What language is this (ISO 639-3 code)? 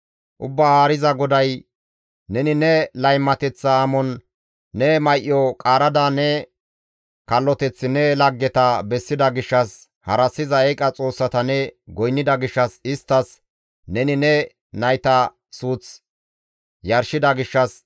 gmv